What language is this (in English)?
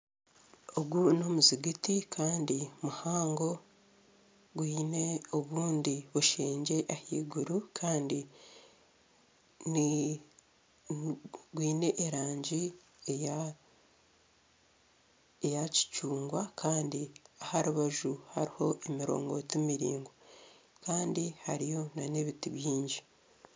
Nyankole